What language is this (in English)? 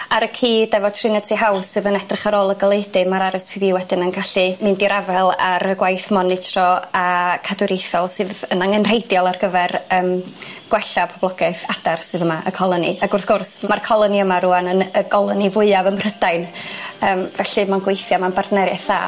Welsh